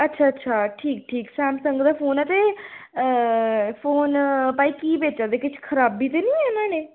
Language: Dogri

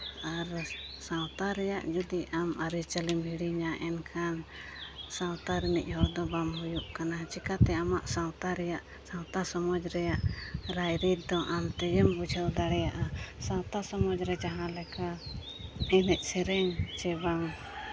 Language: Santali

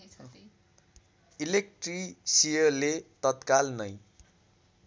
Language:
Nepali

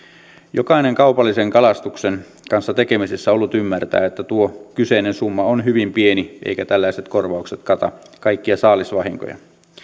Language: Finnish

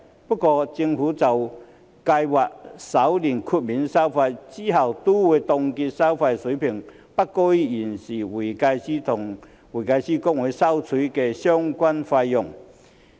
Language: Cantonese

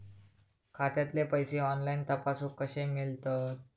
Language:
Marathi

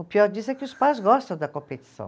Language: Portuguese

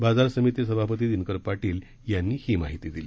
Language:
Marathi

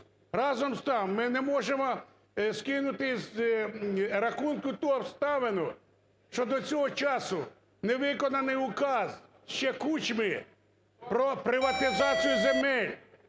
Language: Ukrainian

